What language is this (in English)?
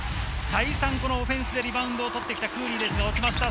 Japanese